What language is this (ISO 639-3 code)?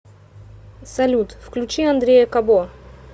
rus